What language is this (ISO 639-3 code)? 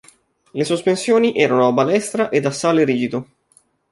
ita